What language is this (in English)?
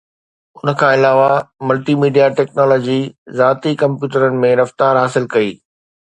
Sindhi